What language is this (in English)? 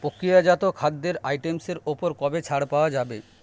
Bangla